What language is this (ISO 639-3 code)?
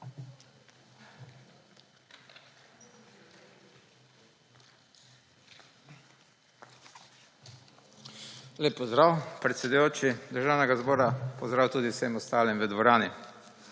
slv